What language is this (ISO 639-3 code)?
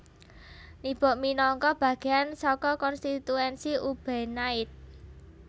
jav